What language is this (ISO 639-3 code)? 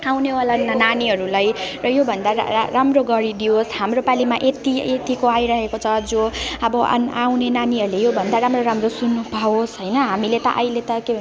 nep